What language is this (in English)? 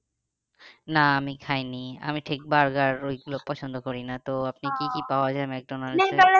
Bangla